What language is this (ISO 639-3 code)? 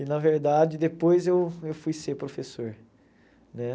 por